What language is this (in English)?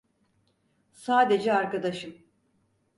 Turkish